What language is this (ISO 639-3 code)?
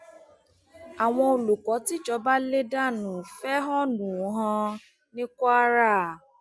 yor